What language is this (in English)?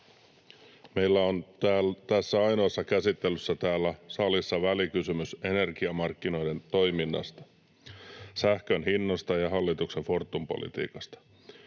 Finnish